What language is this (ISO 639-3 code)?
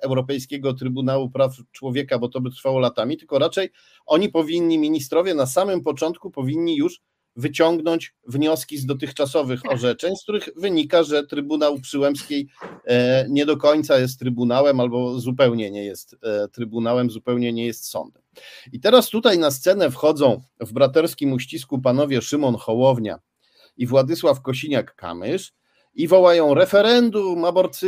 pol